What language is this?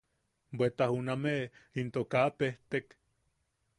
Yaqui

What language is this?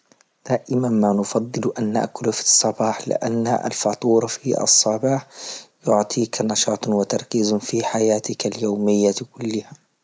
Libyan Arabic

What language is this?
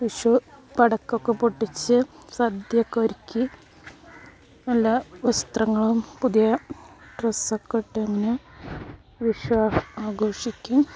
Malayalam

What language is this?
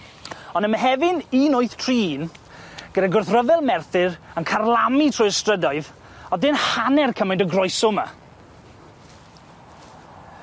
Welsh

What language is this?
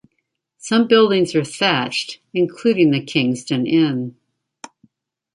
English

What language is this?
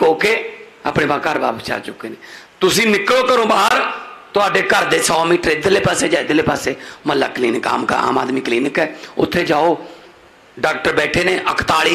Hindi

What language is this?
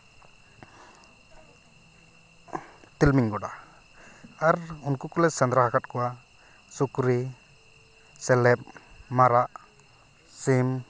Santali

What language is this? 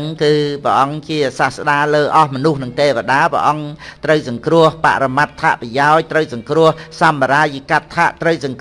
Vietnamese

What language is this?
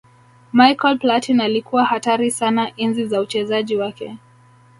Swahili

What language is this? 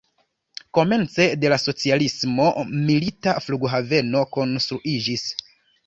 Esperanto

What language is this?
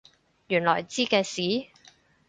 Cantonese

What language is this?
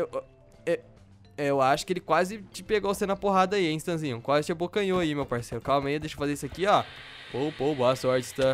Portuguese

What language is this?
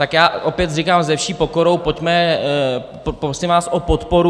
Czech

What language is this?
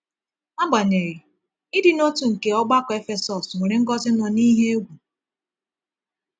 Igbo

